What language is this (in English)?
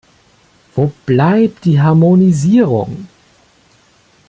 German